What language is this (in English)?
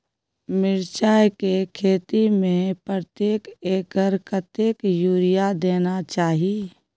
Maithili